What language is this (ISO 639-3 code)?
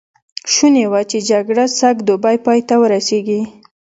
pus